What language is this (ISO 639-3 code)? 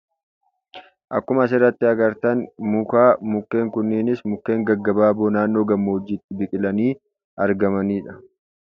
orm